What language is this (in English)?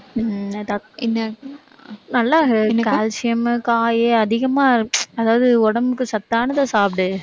Tamil